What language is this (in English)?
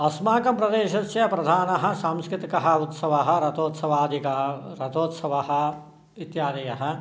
Sanskrit